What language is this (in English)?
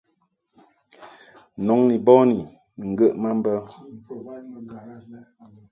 Mungaka